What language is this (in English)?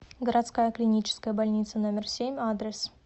Russian